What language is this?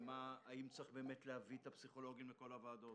Hebrew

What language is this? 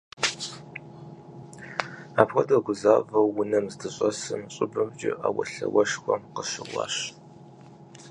Kabardian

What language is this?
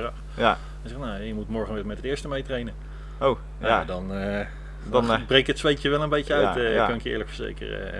Dutch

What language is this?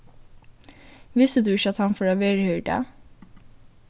Faroese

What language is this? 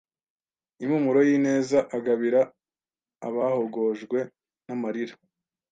Kinyarwanda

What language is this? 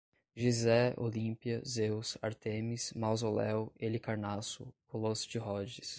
Portuguese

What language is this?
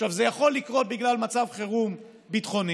Hebrew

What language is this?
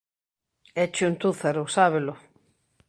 Galician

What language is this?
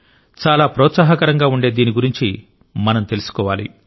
Telugu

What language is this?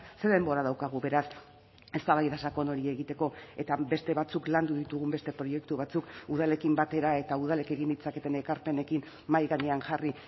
Basque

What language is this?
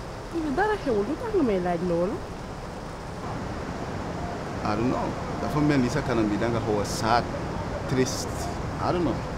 French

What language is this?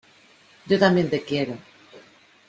Spanish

